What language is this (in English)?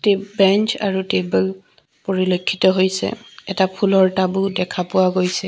Assamese